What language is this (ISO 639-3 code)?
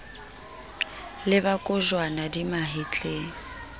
sot